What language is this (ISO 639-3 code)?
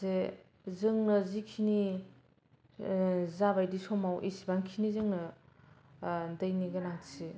brx